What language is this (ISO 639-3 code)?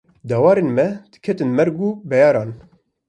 kur